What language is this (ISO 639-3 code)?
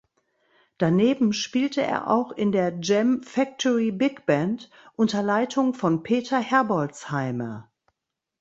deu